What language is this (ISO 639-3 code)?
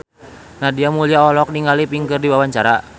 sun